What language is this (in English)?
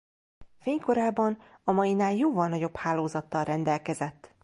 Hungarian